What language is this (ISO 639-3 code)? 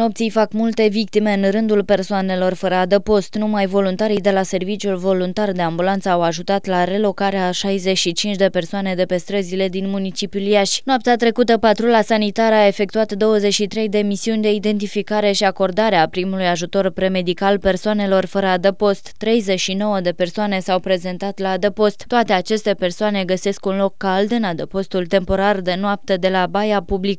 ron